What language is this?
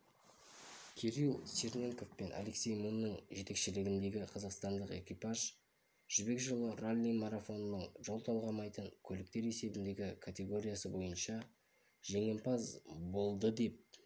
Kazakh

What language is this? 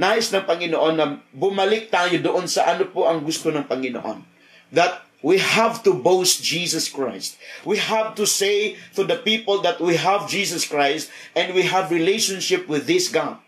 Filipino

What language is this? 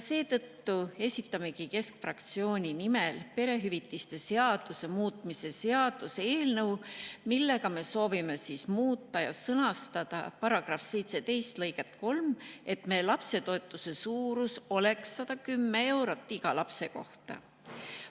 Estonian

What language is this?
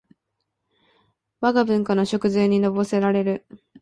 Japanese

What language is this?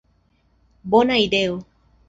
Esperanto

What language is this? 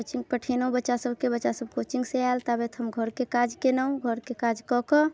Maithili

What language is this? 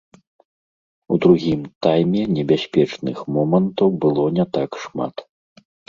Belarusian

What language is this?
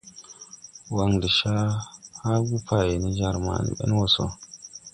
Tupuri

